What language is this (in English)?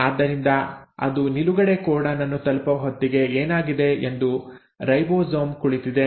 Kannada